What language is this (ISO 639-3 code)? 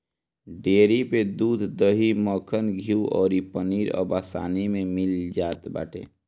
bho